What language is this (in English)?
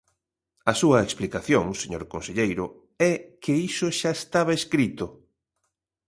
Galician